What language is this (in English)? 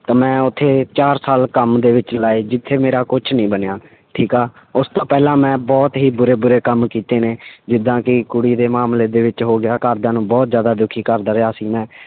Punjabi